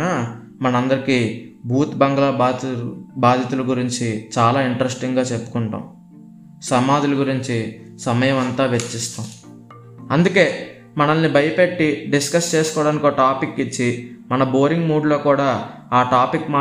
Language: Telugu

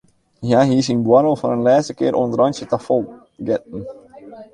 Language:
Western Frisian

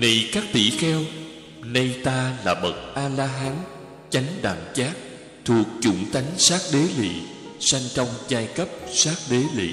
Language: Vietnamese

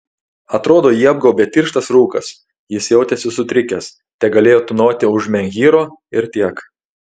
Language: Lithuanian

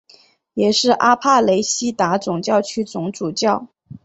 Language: Chinese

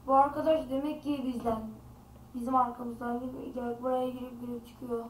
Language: Turkish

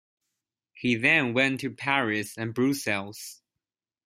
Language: English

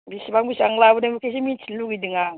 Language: Bodo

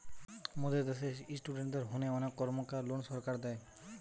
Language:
Bangla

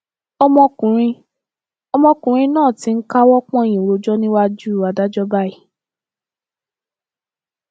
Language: Yoruba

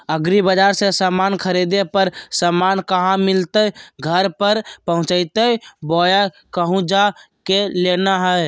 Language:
Magahi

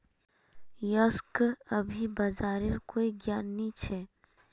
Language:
Magahi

